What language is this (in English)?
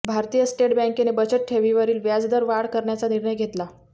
Marathi